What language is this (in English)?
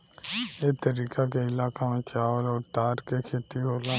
Bhojpuri